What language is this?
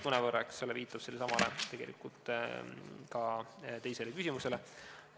Estonian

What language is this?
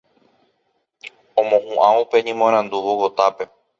Guarani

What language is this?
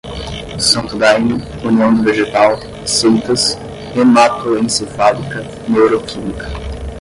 Portuguese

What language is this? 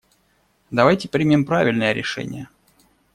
Russian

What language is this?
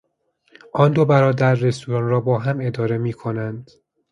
Persian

